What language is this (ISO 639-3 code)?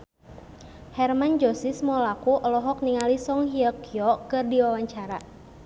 sun